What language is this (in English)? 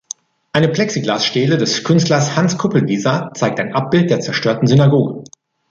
German